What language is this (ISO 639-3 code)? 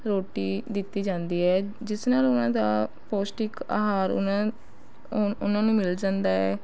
pan